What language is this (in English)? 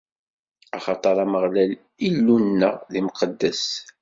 Kabyle